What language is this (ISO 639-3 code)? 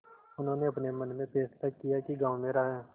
hin